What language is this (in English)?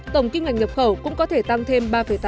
Vietnamese